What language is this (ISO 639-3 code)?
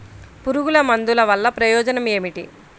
tel